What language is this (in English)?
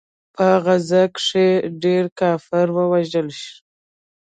Pashto